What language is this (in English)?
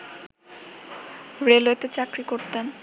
Bangla